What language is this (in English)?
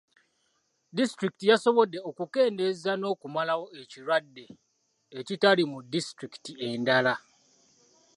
Ganda